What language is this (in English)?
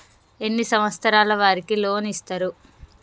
Telugu